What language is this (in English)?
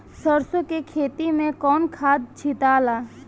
Bhojpuri